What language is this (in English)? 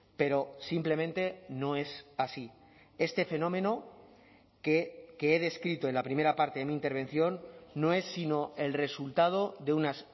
Spanish